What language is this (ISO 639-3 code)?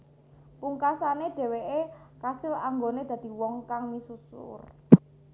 jav